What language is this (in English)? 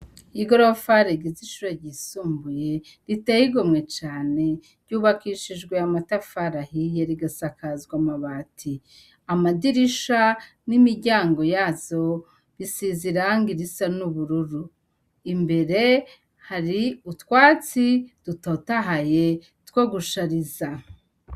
Rundi